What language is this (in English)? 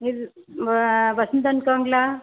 Tamil